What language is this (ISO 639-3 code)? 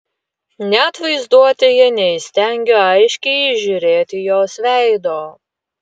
lit